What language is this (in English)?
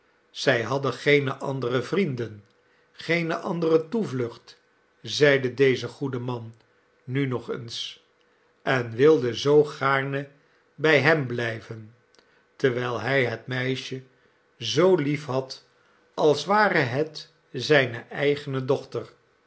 Dutch